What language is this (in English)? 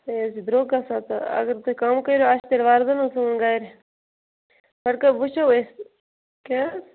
Kashmiri